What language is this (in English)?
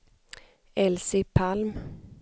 Swedish